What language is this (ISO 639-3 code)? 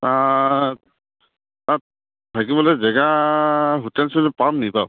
asm